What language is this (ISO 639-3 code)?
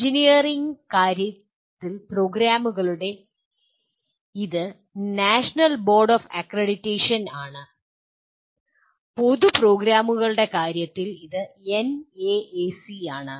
mal